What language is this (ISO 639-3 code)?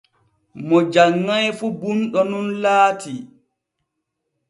fue